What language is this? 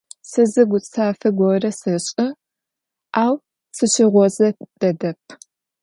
Adyghe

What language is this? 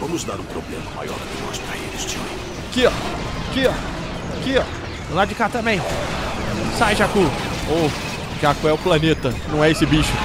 Portuguese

